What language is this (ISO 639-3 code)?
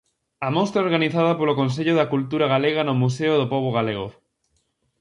glg